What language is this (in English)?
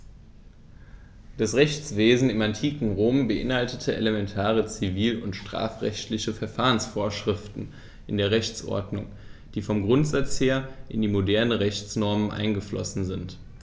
German